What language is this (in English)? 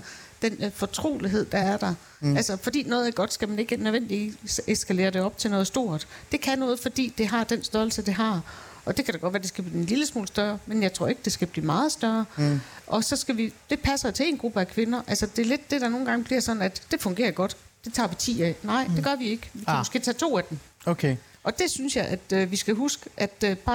Danish